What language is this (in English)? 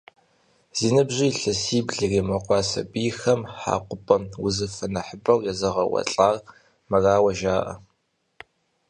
Kabardian